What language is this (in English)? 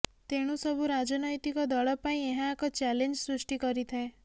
Odia